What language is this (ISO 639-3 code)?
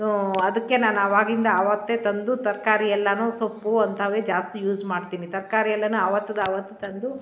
kan